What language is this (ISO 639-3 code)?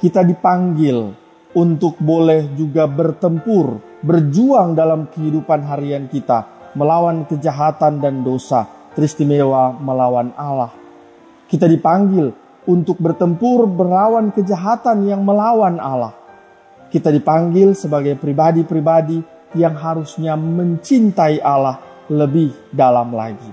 ind